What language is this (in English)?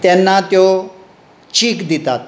Konkani